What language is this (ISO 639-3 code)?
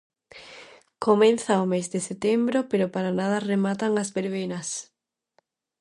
glg